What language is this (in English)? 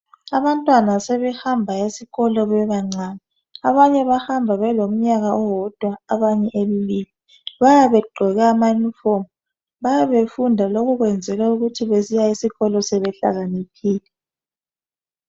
North Ndebele